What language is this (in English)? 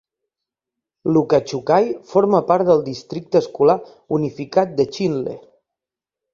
Catalan